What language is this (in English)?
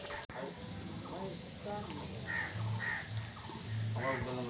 Magahi